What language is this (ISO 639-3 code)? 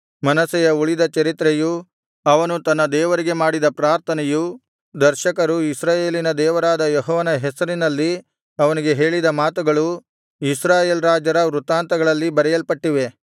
kan